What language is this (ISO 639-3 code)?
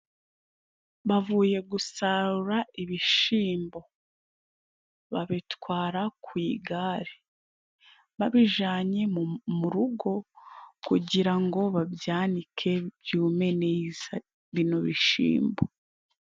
kin